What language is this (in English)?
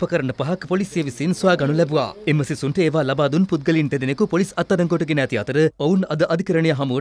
Hindi